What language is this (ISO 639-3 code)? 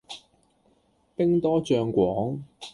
yue